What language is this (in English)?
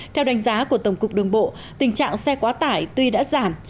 Vietnamese